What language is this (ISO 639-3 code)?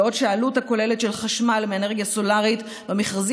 heb